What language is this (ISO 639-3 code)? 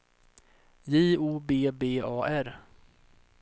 swe